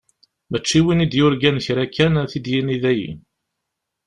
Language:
Kabyle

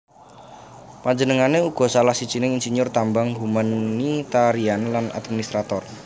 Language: Javanese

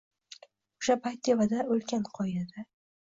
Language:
Uzbek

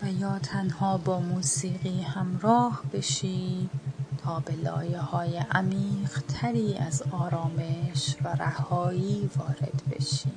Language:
Persian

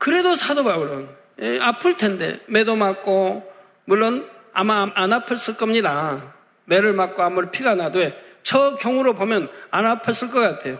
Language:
Korean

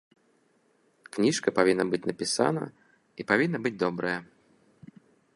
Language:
Belarusian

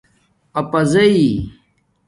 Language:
Domaaki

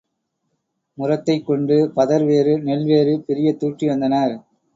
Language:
Tamil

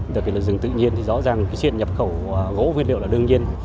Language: Vietnamese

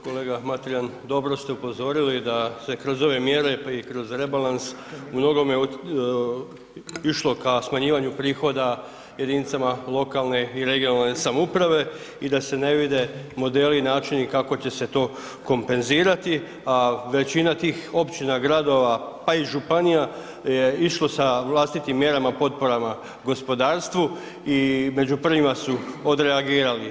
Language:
Croatian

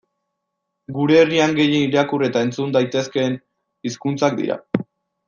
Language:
Basque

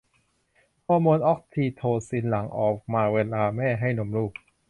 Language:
Thai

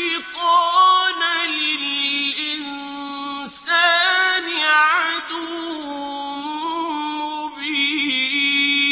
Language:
Arabic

